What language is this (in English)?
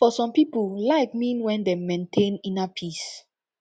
Nigerian Pidgin